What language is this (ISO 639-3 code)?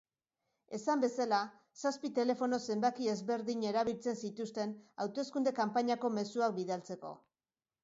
eus